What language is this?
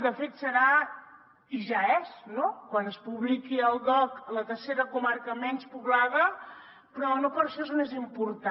Catalan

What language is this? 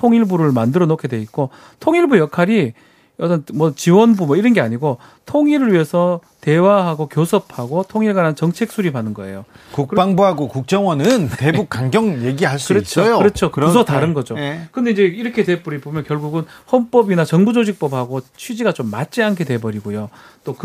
Korean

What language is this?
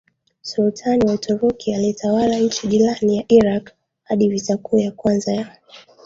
Swahili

